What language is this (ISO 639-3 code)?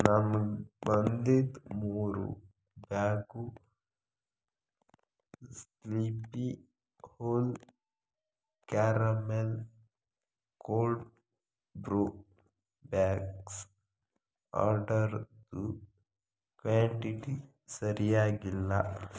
kan